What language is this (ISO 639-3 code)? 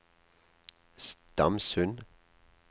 nor